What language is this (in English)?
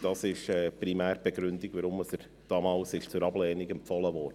Swiss German